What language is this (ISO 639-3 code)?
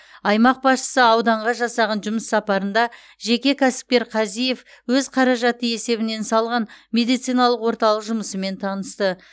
kaz